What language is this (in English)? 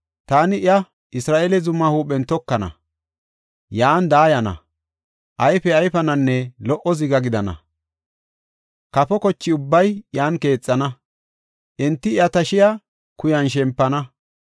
Gofa